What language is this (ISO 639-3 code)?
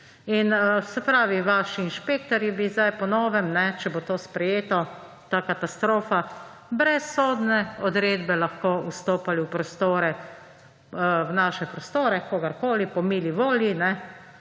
slv